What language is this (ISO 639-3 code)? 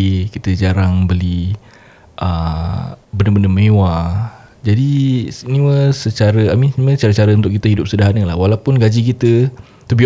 msa